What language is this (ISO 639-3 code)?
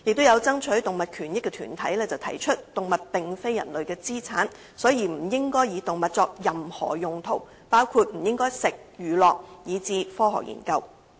yue